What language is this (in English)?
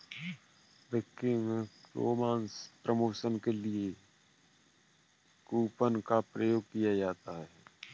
Hindi